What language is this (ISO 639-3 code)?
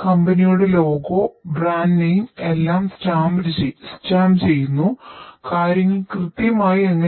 mal